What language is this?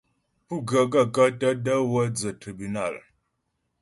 Ghomala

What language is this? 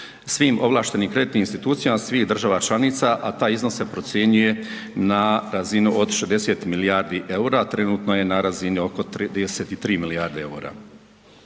Croatian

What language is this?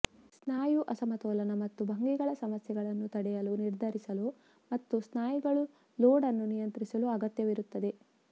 Kannada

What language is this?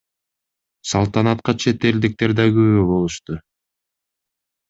Kyrgyz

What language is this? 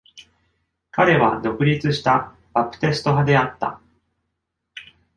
Japanese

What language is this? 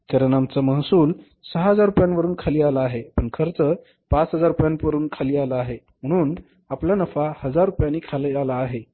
Marathi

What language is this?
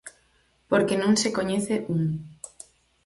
Galician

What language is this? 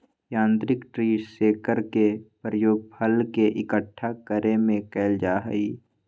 Magahi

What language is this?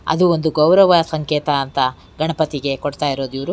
Kannada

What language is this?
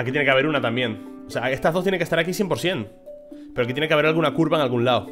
Spanish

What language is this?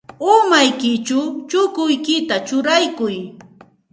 Santa Ana de Tusi Pasco Quechua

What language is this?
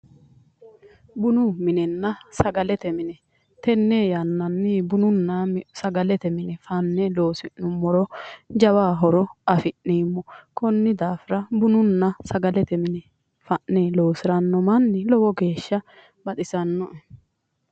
Sidamo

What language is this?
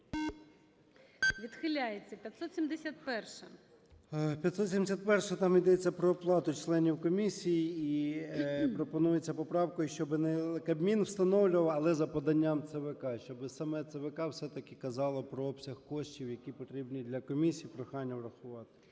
Ukrainian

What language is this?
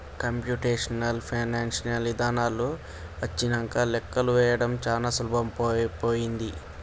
Telugu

